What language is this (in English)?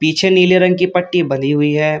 Hindi